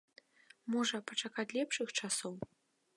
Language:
Belarusian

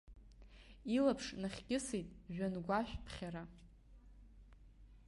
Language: Abkhazian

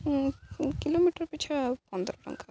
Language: Odia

